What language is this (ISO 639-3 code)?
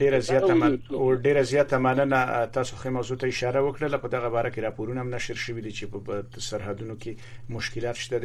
fas